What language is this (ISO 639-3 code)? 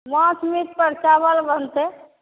mai